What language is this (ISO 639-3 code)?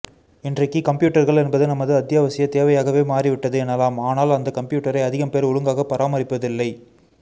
tam